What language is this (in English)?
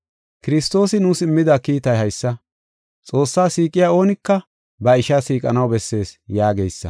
Gofa